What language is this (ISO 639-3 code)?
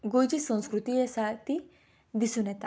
kok